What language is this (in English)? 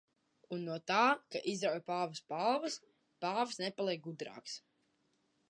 Latvian